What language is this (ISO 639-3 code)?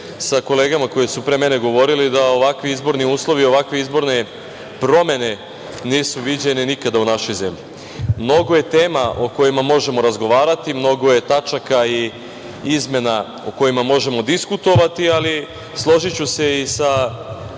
srp